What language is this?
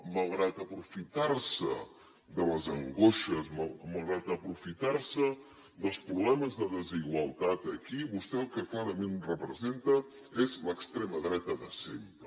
Catalan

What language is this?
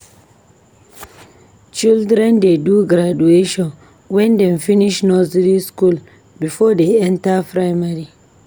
Nigerian Pidgin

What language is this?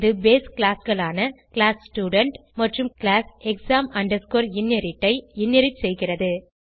Tamil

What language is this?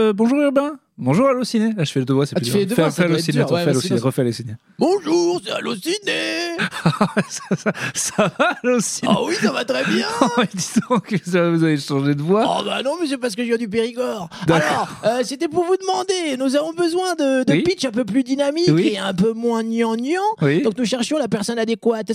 French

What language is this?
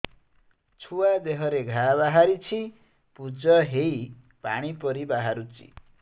Odia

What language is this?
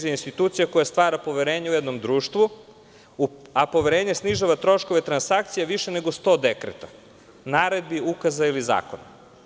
Serbian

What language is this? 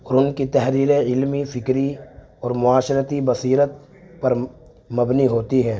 Urdu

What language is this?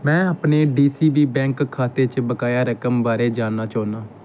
Dogri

